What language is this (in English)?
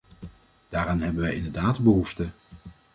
Dutch